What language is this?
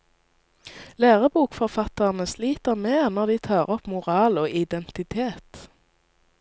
Norwegian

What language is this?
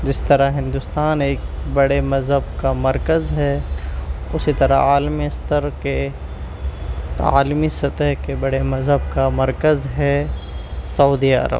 Urdu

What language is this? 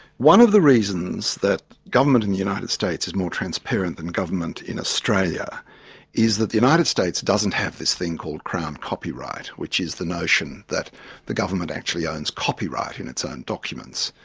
English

